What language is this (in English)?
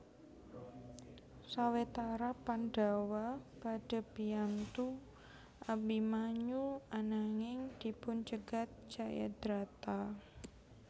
Javanese